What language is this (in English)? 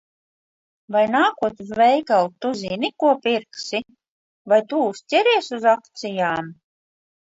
Latvian